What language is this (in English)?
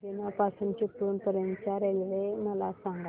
Marathi